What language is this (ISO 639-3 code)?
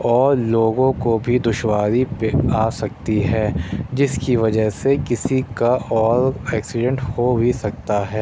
urd